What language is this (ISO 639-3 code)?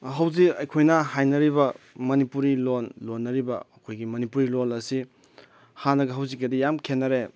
mni